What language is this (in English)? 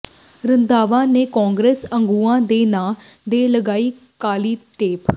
Punjabi